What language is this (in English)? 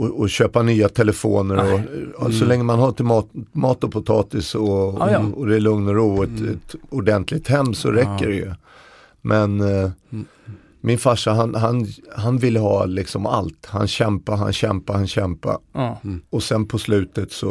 Swedish